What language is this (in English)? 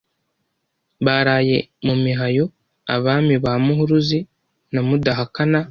Kinyarwanda